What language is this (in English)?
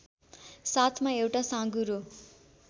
Nepali